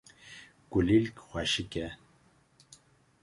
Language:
Kurdish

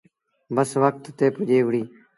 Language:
Sindhi Bhil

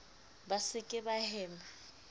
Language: Southern Sotho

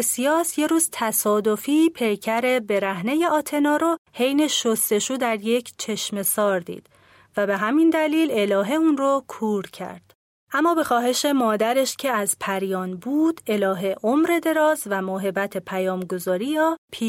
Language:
Persian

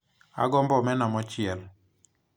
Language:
Luo (Kenya and Tanzania)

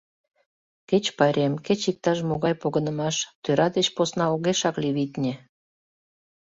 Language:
Mari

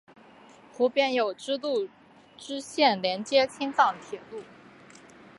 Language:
Chinese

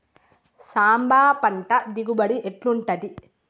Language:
Telugu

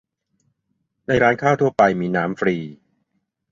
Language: Thai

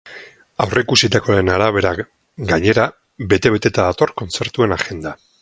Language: Basque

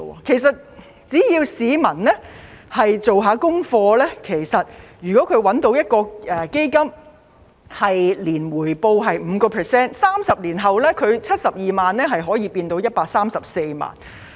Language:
Cantonese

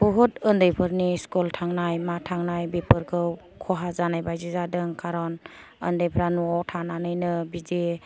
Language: Bodo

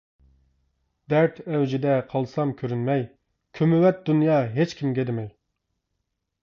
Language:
Uyghur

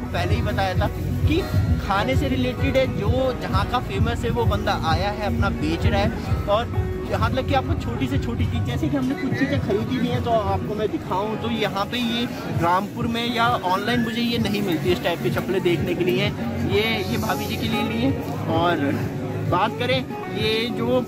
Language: Hindi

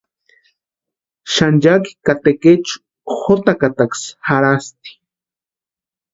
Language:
Western Highland Purepecha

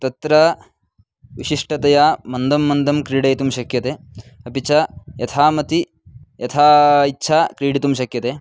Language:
Sanskrit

